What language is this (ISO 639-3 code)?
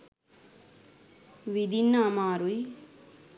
sin